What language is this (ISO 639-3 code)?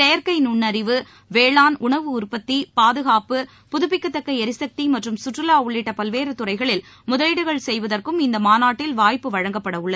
tam